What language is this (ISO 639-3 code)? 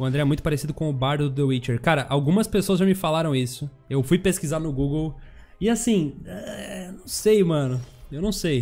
por